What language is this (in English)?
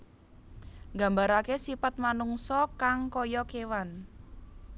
Javanese